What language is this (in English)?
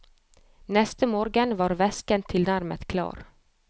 Norwegian